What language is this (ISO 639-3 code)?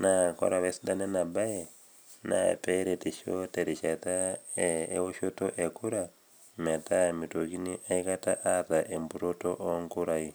mas